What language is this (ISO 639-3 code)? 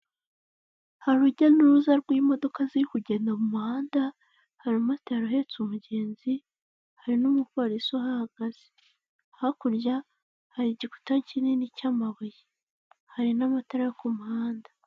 kin